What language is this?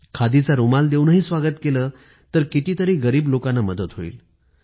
Marathi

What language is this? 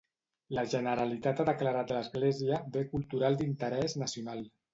Catalan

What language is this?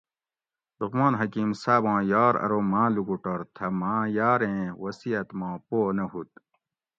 Gawri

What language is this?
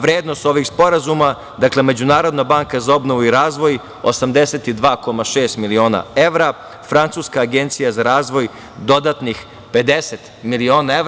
Serbian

